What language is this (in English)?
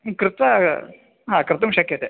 Sanskrit